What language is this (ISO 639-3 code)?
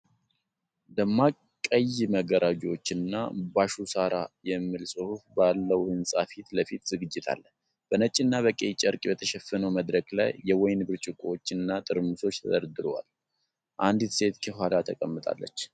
amh